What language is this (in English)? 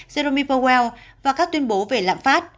Vietnamese